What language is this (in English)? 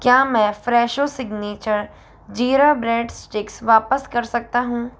Hindi